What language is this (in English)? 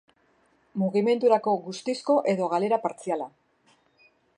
Basque